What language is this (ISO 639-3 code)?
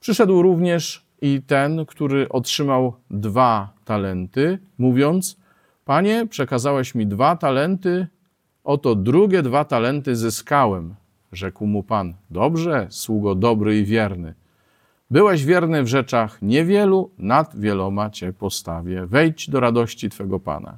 pol